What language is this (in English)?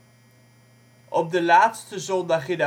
Dutch